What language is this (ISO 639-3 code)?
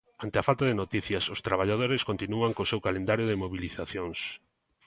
glg